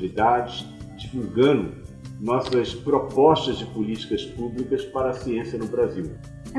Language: Portuguese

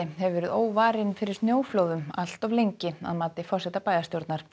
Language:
Icelandic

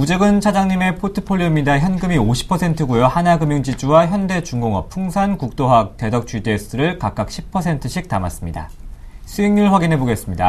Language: Korean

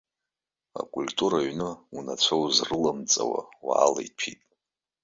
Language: Abkhazian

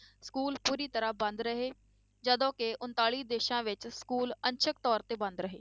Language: Punjabi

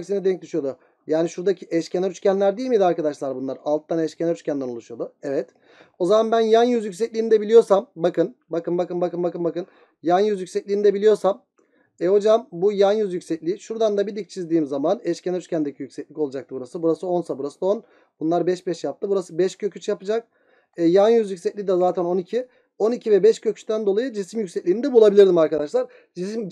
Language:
Turkish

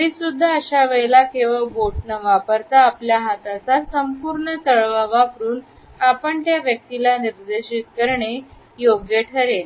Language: Marathi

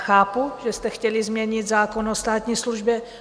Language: Czech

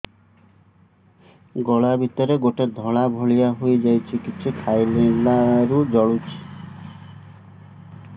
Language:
Odia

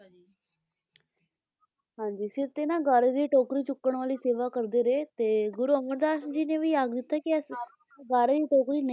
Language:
Punjabi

